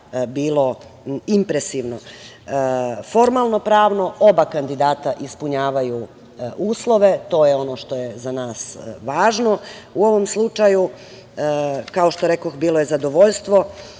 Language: Serbian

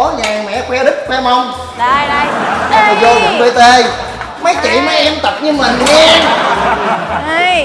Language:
Vietnamese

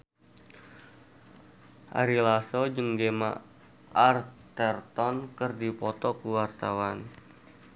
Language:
Sundanese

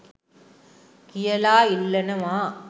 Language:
Sinhala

